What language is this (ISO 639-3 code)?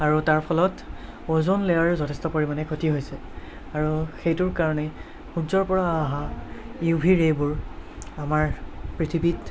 asm